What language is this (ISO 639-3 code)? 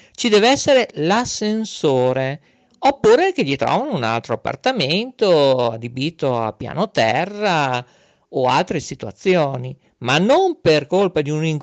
ita